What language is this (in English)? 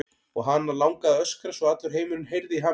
Icelandic